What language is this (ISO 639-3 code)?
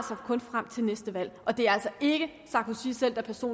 dan